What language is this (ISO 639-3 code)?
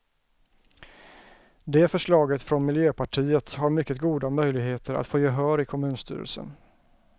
swe